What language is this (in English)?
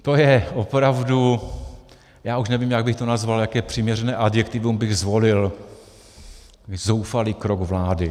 Czech